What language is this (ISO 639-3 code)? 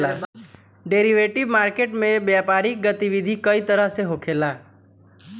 bho